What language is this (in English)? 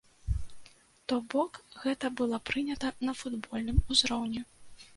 Belarusian